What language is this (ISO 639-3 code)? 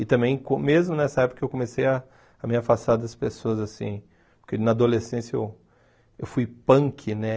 por